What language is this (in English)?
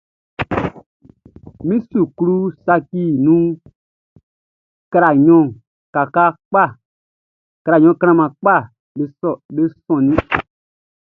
Baoulé